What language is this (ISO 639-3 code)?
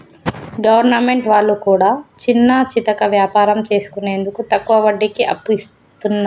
tel